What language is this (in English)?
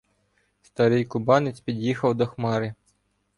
Ukrainian